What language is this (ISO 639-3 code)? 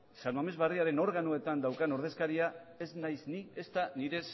eus